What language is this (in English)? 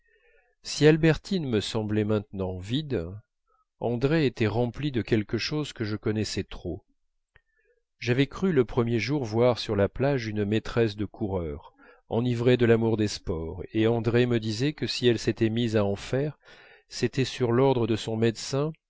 French